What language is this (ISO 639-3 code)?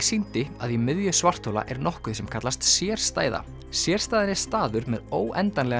isl